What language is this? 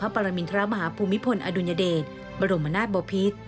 Thai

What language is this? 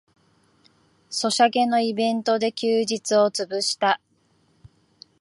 Japanese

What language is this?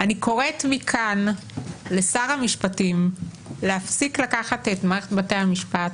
Hebrew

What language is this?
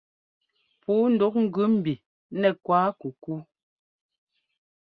Ngomba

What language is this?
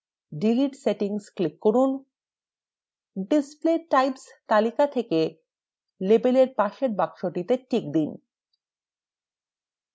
Bangla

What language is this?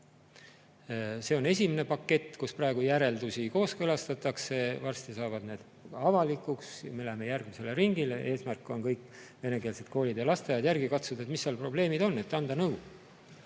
Estonian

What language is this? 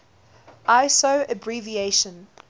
English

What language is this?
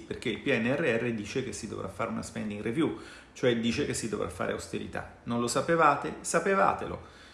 Italian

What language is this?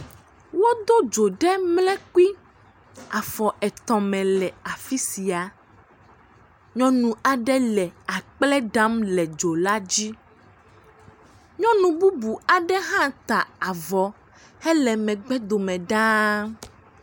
Ewe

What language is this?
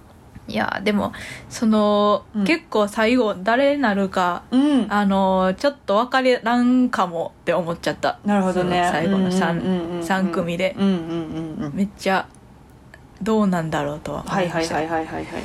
Japanese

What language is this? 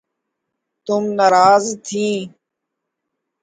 Urdu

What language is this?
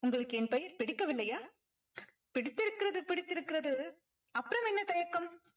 Tamil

